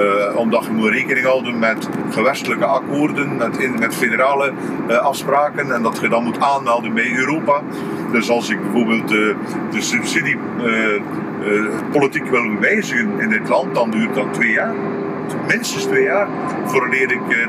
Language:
Dutch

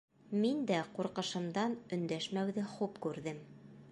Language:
Bashkir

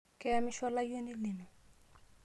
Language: Masai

